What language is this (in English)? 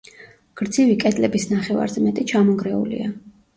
Georgian